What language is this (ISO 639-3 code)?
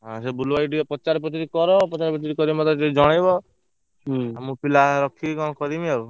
ori